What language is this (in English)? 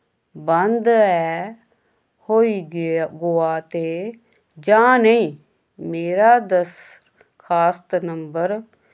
Dogri